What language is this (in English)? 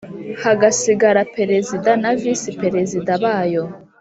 Kinyarwanda